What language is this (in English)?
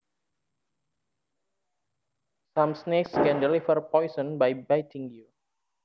Javanese